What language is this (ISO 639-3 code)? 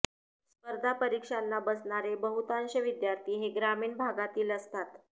mar